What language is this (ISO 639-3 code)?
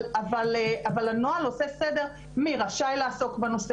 heb